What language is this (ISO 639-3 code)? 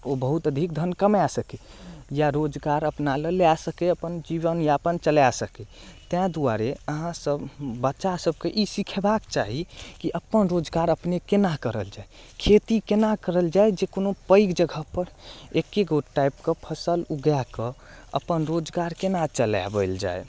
mai